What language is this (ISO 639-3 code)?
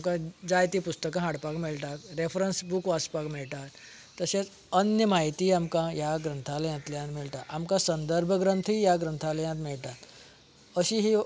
kok